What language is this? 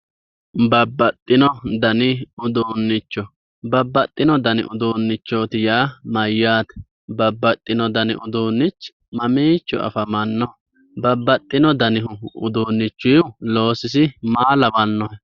Sidamo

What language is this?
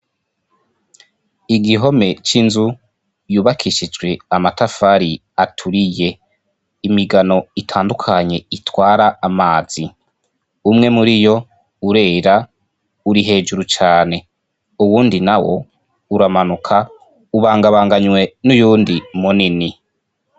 Rundi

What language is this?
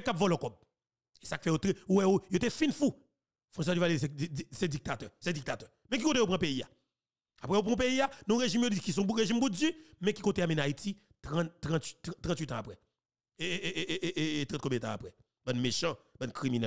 French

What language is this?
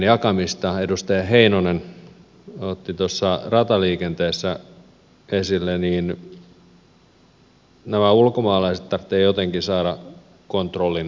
Finnish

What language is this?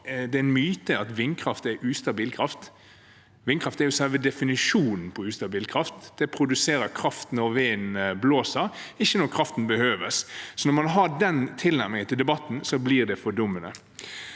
Norwegian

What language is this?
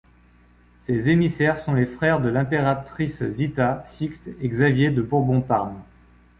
French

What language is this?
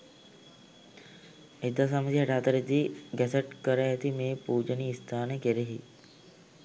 Sinhala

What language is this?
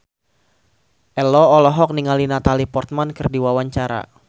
Sundanese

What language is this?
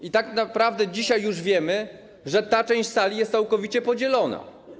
Polish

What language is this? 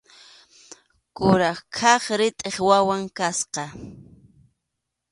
Arequipa-La Unión Quechua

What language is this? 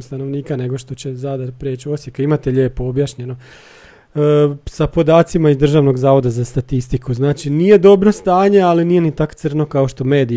Croatian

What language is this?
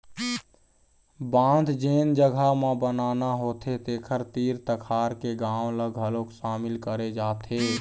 Chhattisgarhi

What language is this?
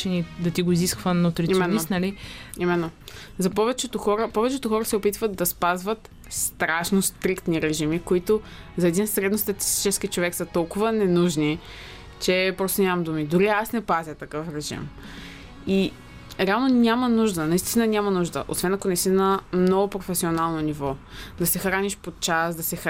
Bulgarian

